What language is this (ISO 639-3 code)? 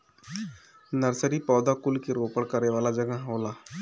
bho